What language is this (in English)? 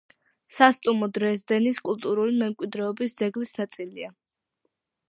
Georgian